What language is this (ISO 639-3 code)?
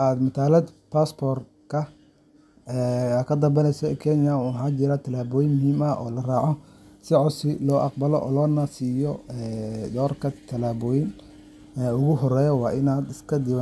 som